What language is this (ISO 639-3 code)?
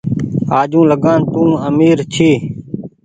gig